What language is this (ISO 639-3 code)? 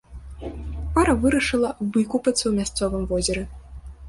bel